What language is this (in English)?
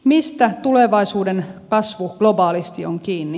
Finnish